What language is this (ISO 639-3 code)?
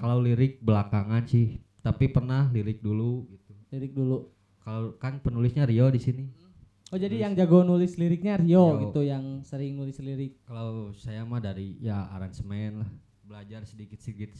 ind